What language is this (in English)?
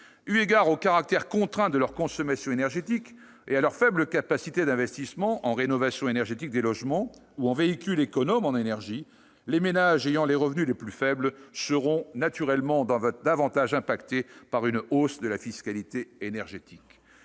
French